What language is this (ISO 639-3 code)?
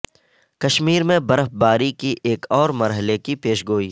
urd